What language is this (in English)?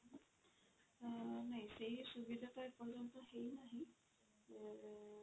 Odia